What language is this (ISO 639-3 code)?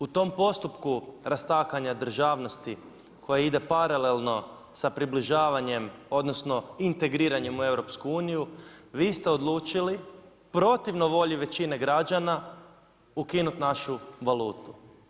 hrv